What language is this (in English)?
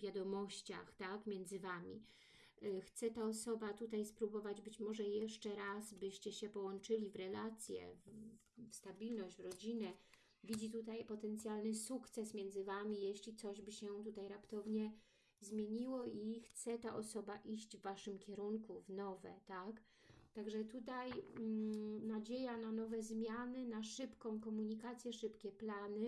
Polish